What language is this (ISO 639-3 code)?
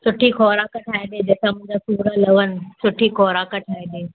snd